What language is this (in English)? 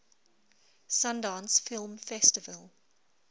English